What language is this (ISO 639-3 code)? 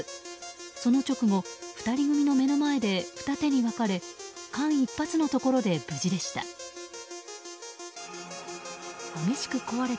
jpn